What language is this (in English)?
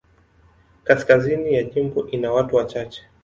Swahili